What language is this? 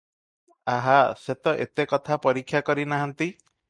Odia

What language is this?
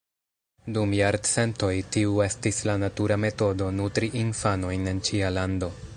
Esperanto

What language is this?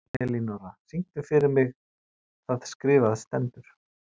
Icelandic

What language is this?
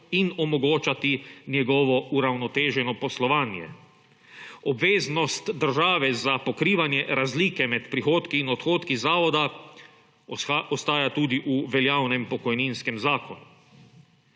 Slovenian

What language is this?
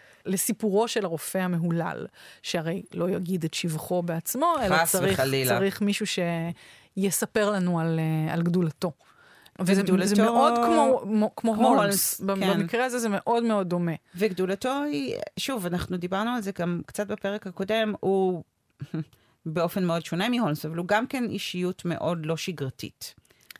Hebrew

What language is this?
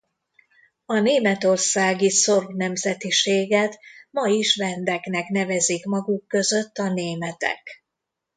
Hungarian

